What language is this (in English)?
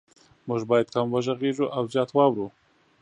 Pashto